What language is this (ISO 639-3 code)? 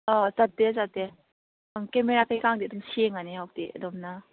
mni